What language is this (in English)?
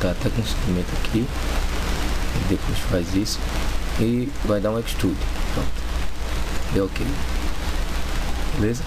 Portuguese